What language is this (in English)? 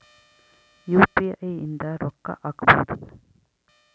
Kannada